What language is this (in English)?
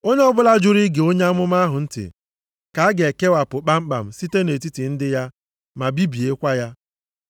Igbo